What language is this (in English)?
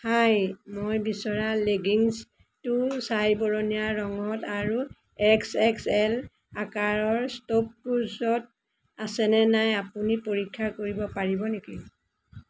Assamese